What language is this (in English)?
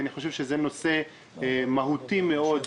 Hebrew